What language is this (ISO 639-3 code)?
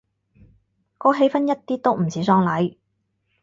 yue